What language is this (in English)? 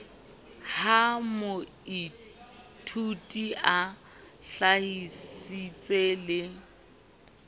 Southern Sotho